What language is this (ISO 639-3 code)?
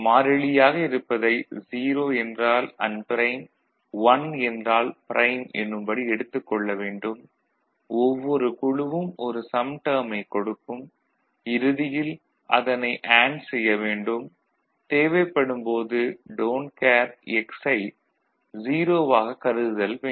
tam